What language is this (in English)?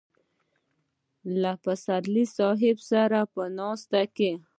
Pashto